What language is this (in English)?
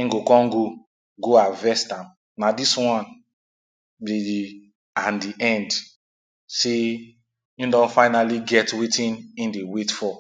Nigerian Pidgin